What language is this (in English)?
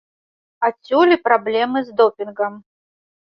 Belarusian